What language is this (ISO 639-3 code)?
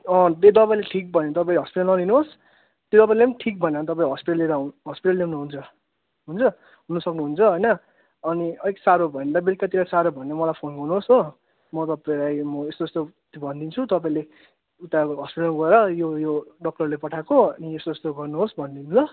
nep